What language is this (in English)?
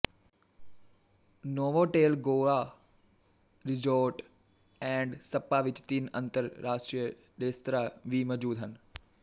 Punjabi